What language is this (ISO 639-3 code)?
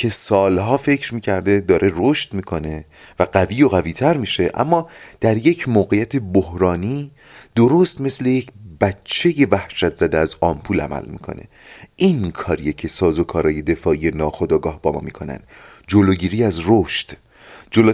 fas